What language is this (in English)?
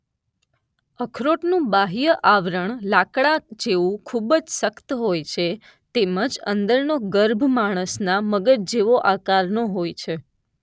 Gujarati